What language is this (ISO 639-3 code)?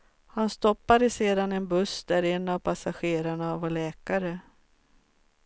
swe